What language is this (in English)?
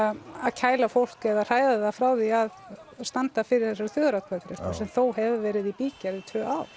Icelandic